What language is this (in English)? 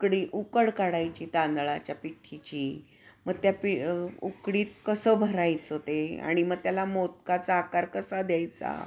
Marathi